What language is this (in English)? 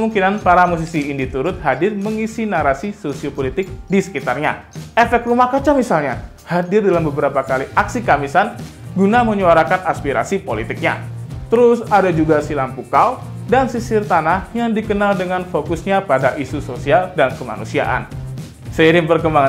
Indonesian